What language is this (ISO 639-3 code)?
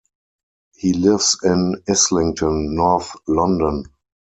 eng